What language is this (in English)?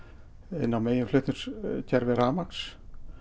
Icelandic